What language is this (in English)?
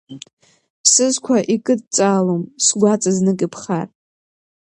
Abkhazian